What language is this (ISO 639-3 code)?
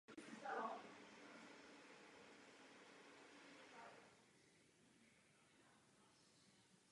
ces